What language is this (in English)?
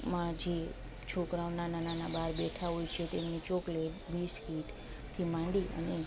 Gujarati